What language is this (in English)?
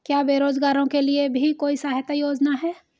Hindi